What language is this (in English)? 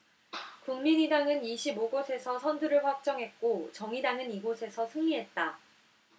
Korean